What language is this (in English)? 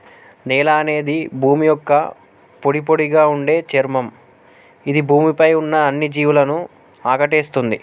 Telugu